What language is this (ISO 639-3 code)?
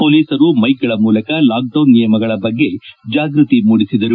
kan